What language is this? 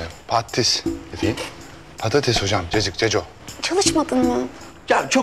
Turkish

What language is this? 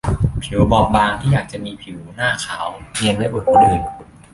Thai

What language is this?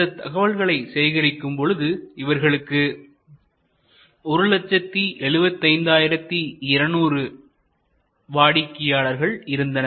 Tamil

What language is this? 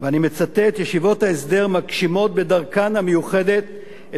Hebrew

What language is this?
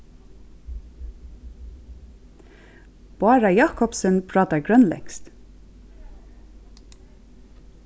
Faroese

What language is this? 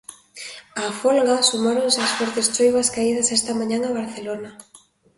Galician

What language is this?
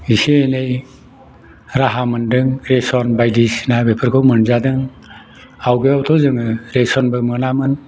Bodo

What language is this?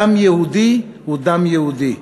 Hebrew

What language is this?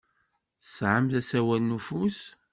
Kabyle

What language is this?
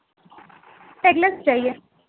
Urdu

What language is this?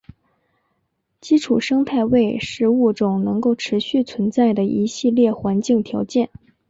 Chinese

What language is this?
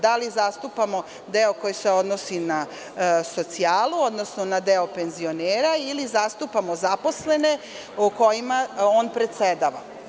Serbian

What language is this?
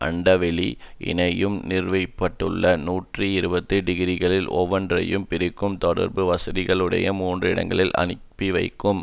Tamil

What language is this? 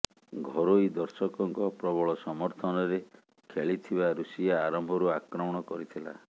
Odia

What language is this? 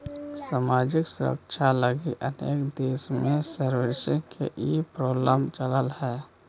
Magahi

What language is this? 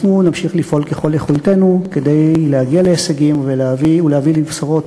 Hebrew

